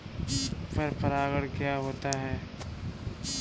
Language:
Hindi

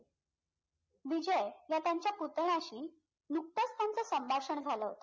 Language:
Marathi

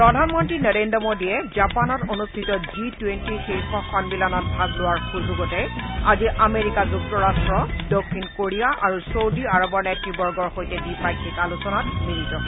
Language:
Assamese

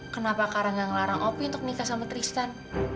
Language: Indonesian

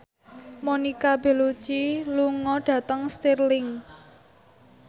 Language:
Javanese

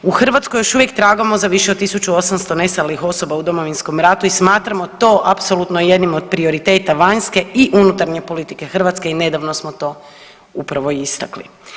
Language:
Croatian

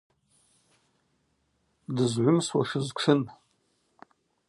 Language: Abaza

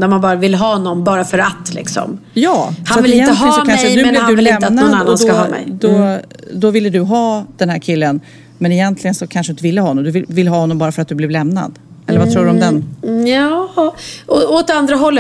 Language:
Swedish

